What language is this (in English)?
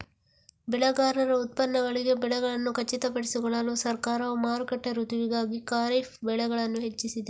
Kannada